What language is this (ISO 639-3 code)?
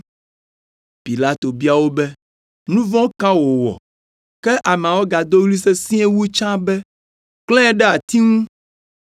ewe